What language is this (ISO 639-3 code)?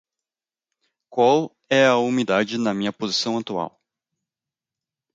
por